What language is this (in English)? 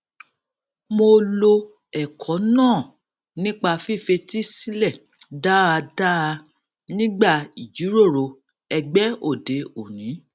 Yoruba